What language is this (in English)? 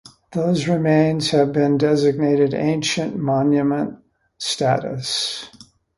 English